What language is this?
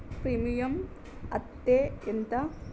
Telugu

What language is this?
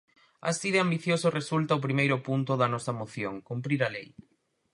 Galician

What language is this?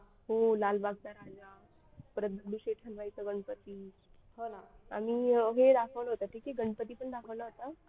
Marathi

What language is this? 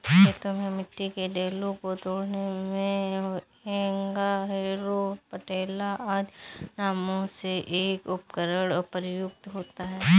Hindi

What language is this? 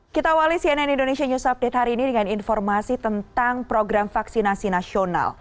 Indonesian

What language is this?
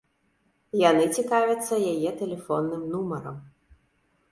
Belarusian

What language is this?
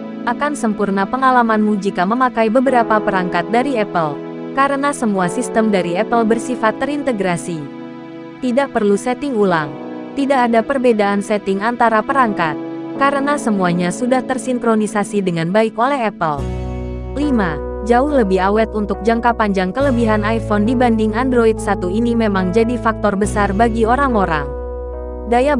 Indonesian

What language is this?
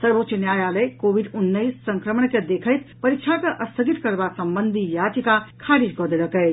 Maithili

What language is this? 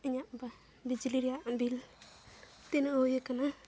Santali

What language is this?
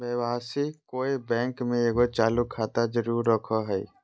Magahi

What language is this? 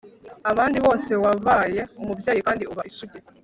Kinyarwanda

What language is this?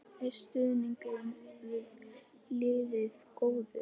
Icelandic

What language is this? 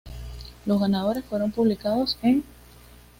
Spanish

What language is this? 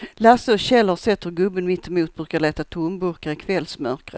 Swedish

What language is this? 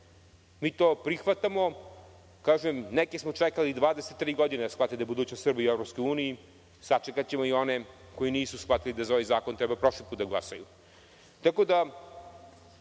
Serbian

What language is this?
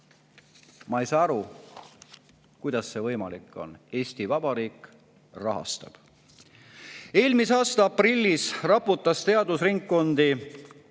Estonian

